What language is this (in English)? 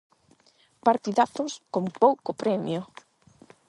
Galician